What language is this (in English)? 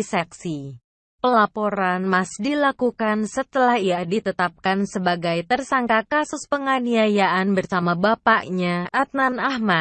Indonesian